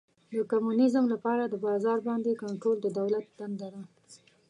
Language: Pashto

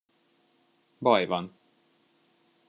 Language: Hungarian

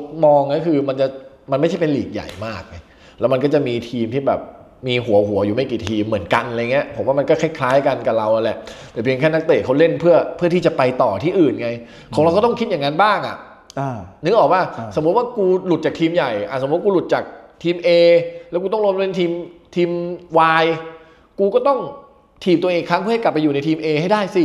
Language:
Thai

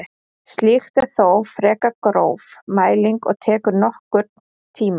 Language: Icelandic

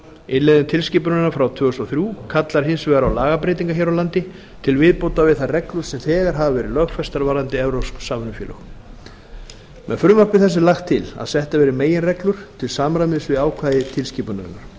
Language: Icelandic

